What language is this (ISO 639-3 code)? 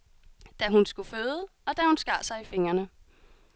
dan